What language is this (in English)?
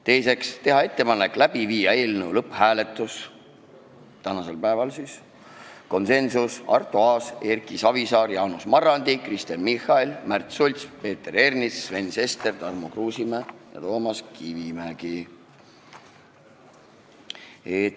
Estonian